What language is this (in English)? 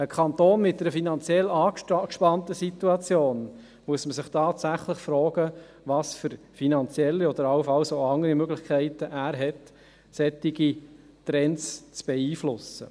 Swiss German